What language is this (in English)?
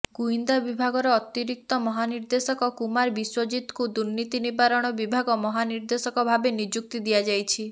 Odia